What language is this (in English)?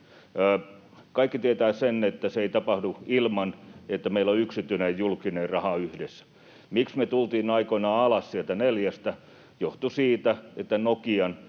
Finnish